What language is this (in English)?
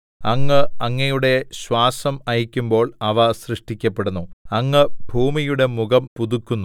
Malayalam